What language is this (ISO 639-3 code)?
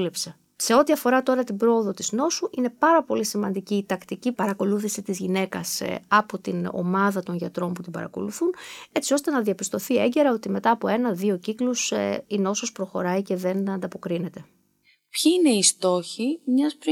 ell